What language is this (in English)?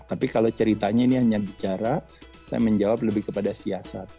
Indonesian